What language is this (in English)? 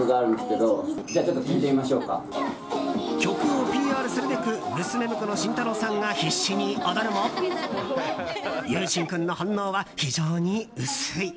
Japanese